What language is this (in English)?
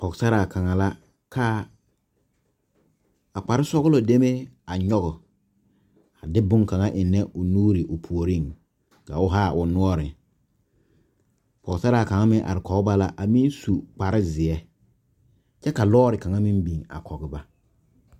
Southern Dagaare